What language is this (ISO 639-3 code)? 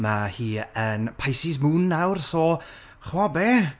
cym